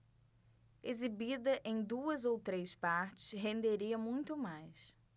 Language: Portuguese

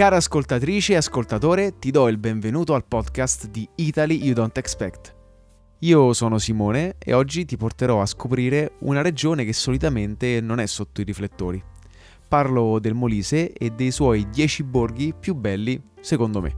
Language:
Italian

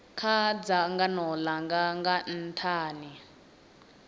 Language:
Venda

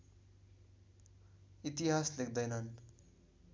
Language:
Nepali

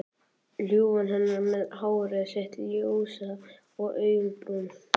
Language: Icelandic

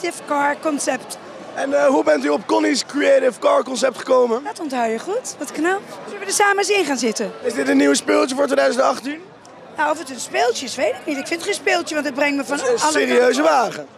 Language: Dutch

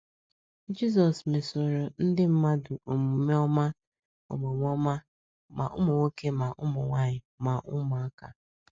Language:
Igbo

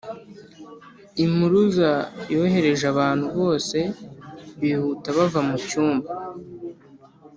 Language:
Kinyarwanda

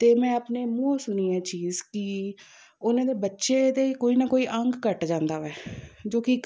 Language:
Punjabi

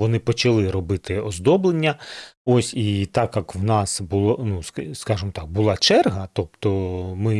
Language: Ukrainian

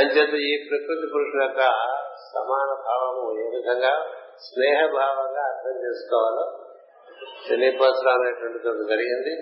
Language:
Telugu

